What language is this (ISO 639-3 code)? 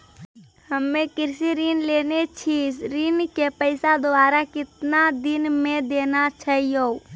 mai